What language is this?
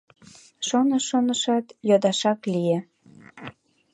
Mari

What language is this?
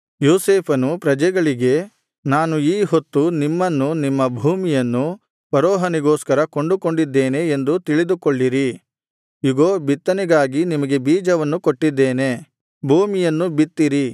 Kannada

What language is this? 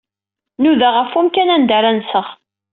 Kabyle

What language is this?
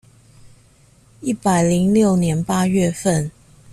Chinese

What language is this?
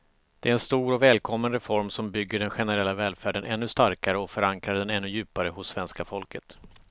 Swedish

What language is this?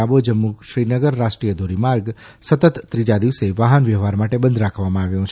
Gujarati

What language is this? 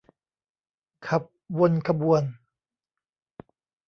Thai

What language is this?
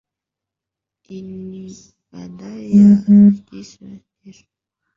Swahili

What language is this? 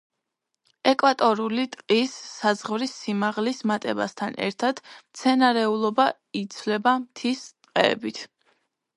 Georgian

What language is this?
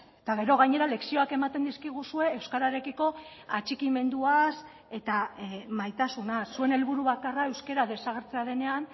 Basque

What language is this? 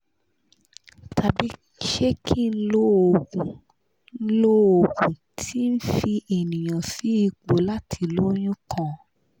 Yoruba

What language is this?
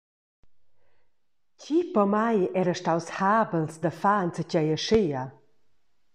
Romansh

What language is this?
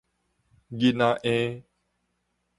Min Nan Chinese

